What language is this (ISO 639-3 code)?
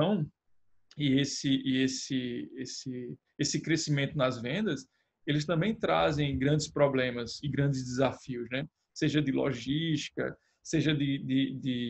por